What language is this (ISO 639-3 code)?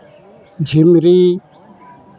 sat